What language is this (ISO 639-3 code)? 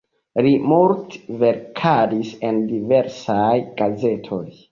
epo